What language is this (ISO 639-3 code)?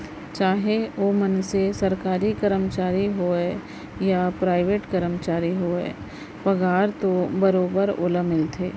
hne